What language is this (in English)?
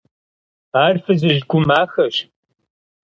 Kabardian